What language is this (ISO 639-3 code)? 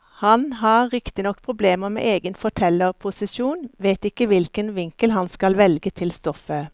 nor